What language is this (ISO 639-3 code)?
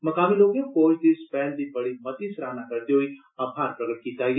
doi